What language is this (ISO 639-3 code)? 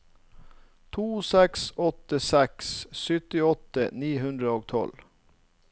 nor